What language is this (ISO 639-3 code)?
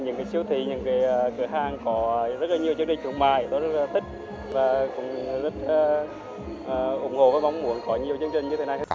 vie